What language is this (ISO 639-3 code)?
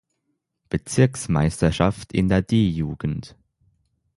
deu